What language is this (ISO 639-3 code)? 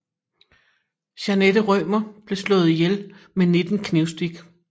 dan